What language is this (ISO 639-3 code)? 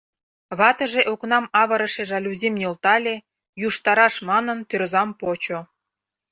chm